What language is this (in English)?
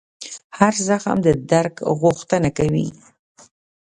Pashto